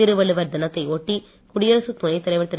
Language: Tamil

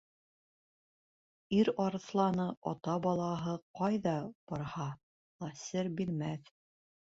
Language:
Bashkir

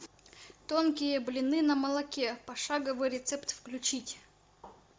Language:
Russian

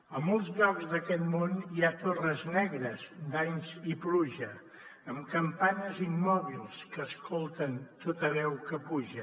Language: Catalan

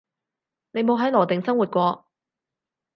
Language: Cantonese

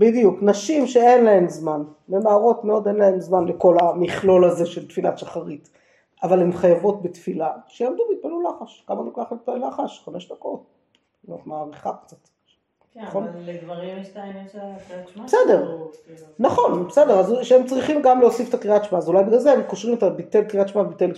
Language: Hebrew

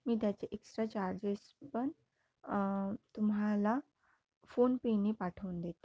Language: Marathi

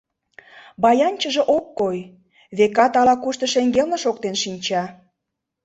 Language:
Mari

